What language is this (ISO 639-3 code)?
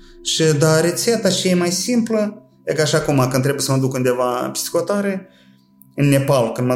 ron